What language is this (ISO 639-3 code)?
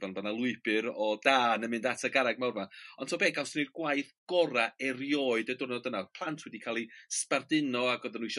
cym